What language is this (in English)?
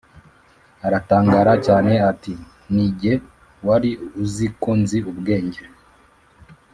Kinyarwanda